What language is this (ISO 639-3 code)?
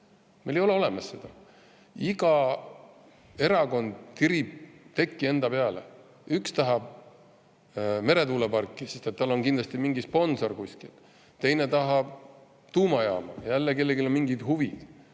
est